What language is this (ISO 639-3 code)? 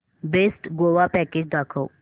mar